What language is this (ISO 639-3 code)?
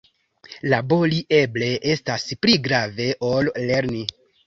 epo